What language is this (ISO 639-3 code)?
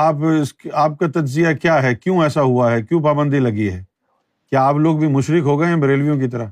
urd